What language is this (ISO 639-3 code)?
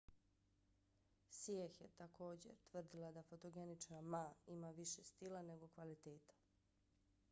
bos